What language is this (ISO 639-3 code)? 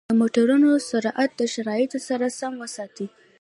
pus